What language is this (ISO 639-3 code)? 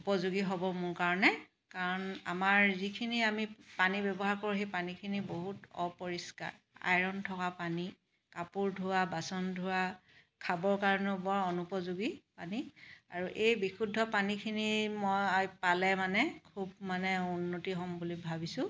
asm